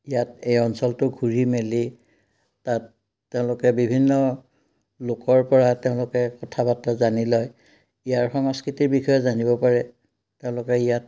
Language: Assamese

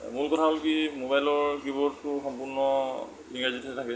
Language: Assamese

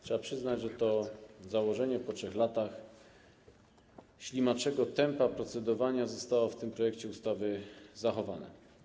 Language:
Polish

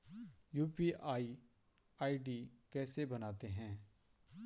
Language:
Hindi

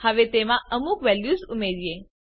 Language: Gujarati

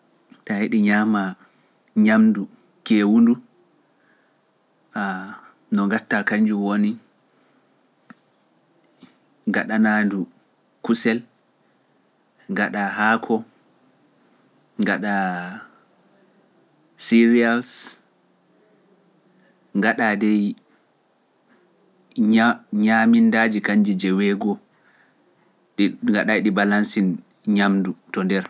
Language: Pular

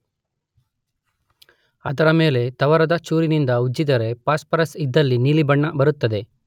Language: Kannada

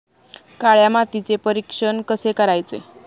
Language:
Marathi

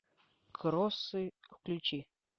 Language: Russian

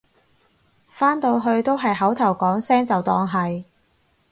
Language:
Cantonese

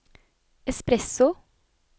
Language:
Norwegian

